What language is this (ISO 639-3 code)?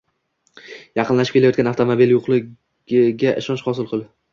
uzb